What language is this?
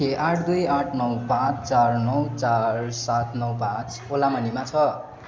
Nepali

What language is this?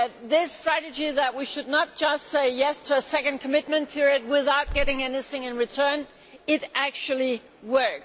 English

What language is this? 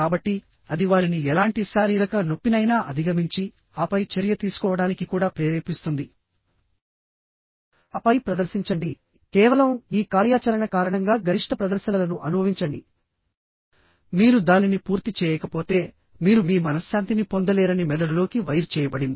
Telugu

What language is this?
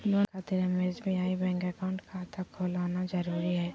Magahi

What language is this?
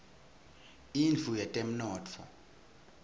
Swati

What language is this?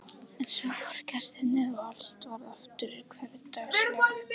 Icelandic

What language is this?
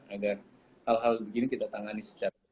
Indonesian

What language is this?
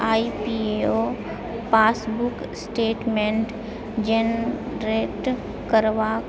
Maithili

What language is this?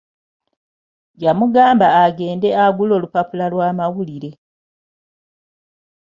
Ganda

